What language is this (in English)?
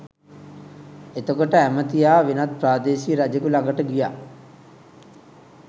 Sinhala